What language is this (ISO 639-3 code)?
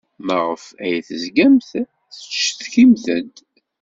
kab